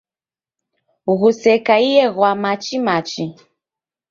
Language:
Taita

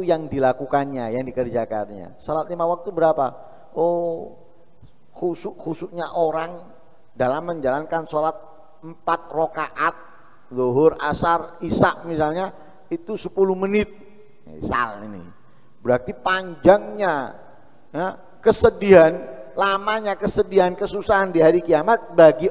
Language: Indonesian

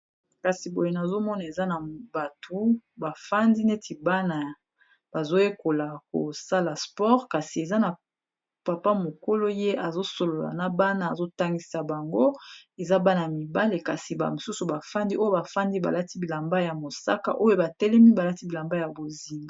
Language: Lingala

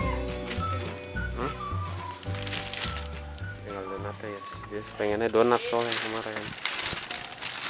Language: Indonesian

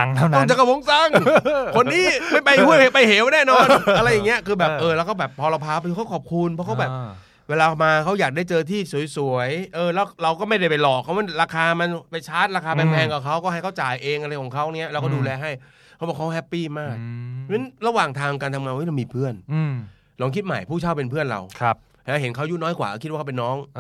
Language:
Thai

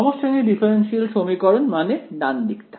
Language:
Bangla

